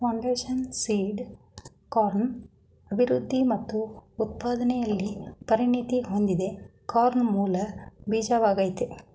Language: Kannada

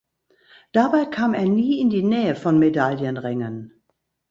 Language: German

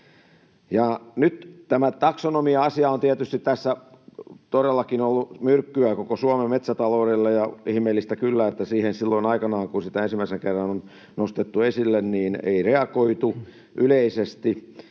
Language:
Finnish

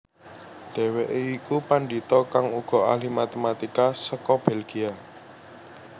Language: Javanese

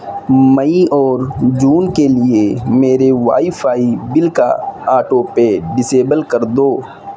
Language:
Urdu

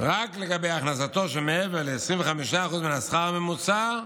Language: Hebrew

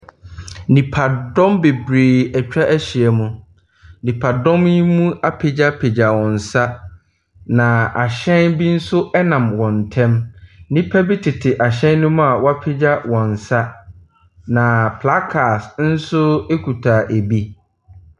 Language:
Akan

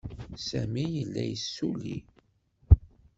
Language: Kabyle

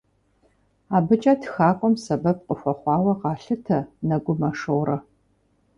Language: Kabardian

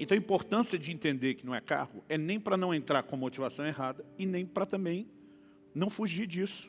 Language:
Portuguese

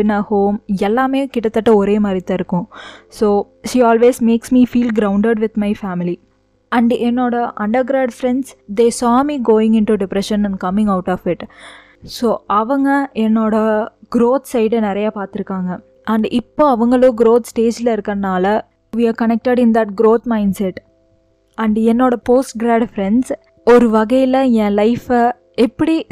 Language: Tamil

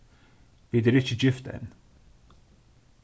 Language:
Faroese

